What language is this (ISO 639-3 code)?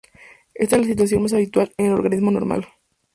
spa